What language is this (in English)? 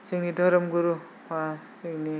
Bodo